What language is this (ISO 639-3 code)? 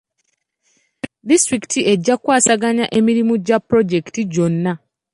lug